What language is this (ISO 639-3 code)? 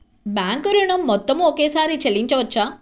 tel